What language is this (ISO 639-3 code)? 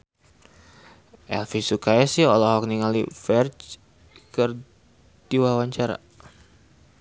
sun